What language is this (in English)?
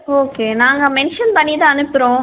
Tamil